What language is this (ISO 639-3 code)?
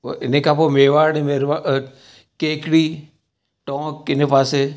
snd